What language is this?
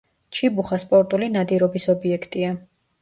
Georgian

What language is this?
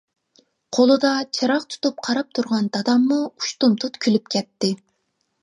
Uyghur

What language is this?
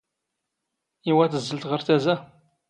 Standard Moroccan Tamazight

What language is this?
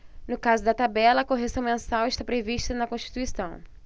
Portuguese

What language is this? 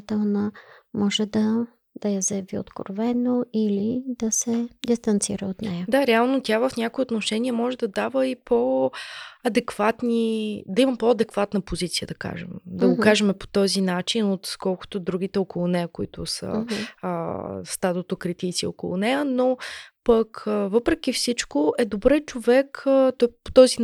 Bulgarian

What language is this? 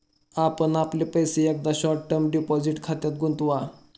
Marathi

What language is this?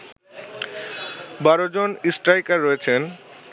Bangla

